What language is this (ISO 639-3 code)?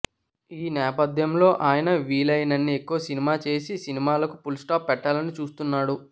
tel